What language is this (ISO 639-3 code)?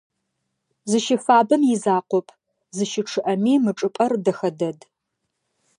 ady